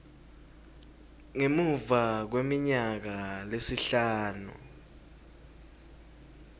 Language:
Swati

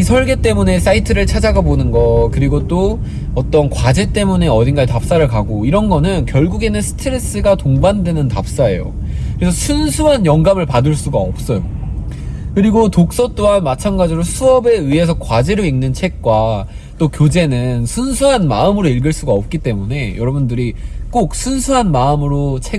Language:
Korean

